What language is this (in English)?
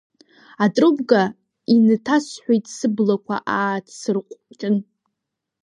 Abkhazian